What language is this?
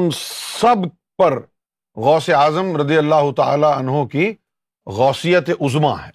Urdu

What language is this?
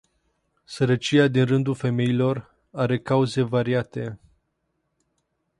Romanian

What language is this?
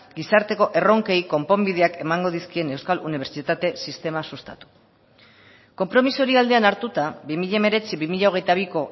Basque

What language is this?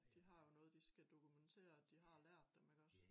Danish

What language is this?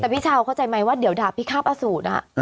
Thai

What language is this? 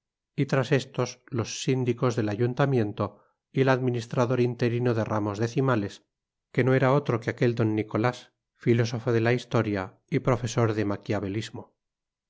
Spanish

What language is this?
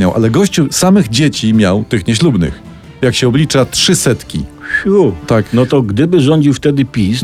Polish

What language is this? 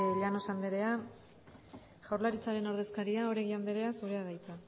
Basque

